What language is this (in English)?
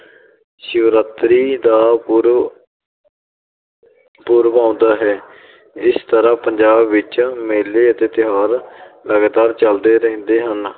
Punjabi